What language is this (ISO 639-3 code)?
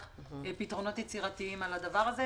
heb